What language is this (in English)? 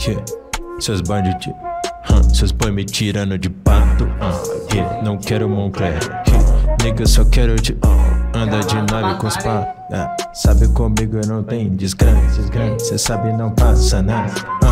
Portuguese